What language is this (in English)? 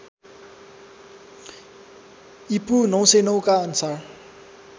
Nepali